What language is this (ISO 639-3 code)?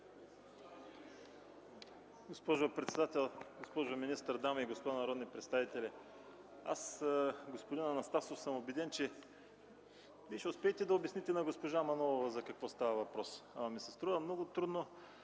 bul